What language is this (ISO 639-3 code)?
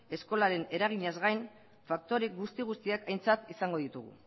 eus